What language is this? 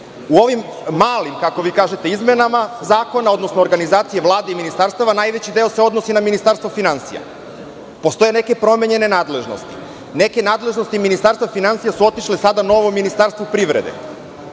Serbian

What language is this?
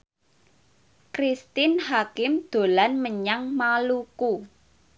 Javanese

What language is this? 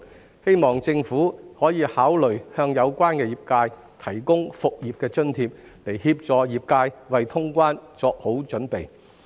Cantonese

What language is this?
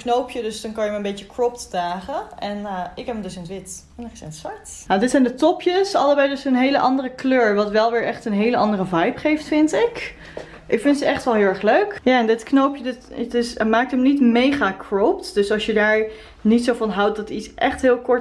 Dutch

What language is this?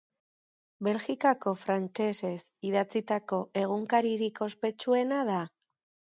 Basque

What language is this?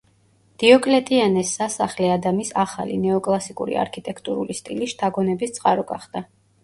Georgian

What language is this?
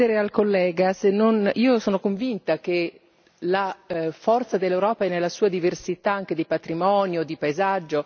Italian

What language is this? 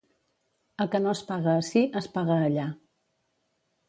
Catalan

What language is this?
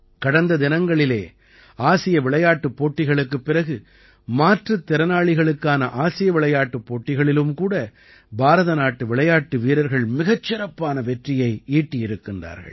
Tamil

